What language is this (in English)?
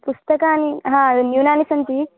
Sanskrit